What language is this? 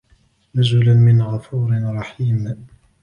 Arabic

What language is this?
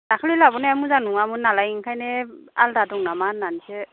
Bodo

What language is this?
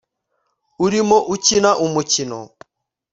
Kinyarwanda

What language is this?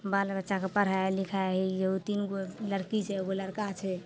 Maithili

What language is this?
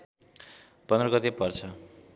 Nepali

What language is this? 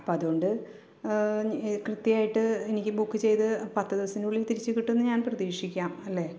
Malayalam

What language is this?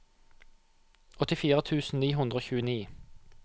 Norwegian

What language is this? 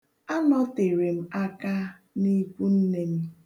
Igbo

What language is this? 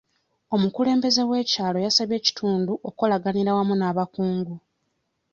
Ganda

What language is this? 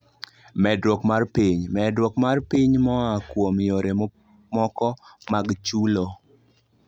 Luo (Kenya and Tanzania)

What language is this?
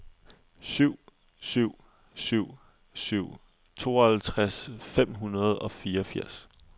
Danish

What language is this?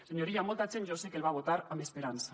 Catalan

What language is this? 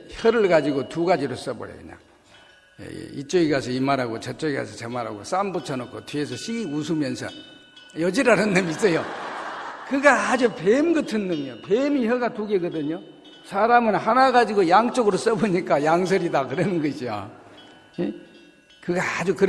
Korean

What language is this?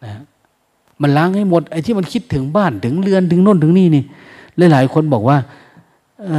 Thai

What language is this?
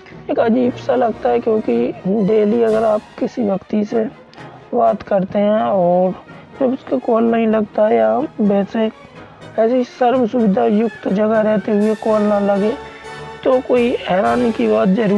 Hindi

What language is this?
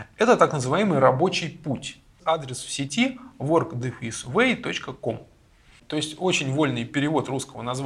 Russian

